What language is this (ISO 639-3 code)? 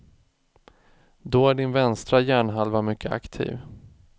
swe